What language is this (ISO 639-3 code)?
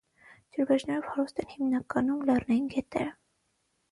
hye